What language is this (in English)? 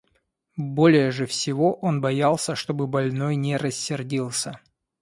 Russian